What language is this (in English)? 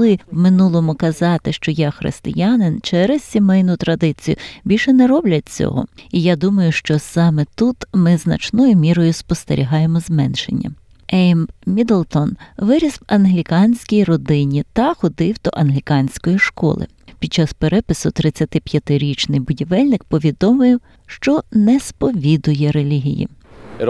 Ukrainian